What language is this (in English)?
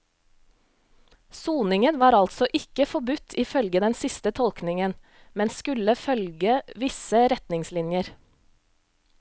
Norwegian